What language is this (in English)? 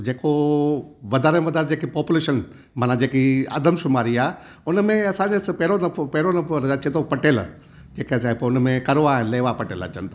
Sindhi